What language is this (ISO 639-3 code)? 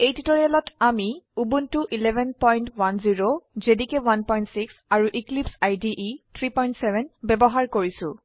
asm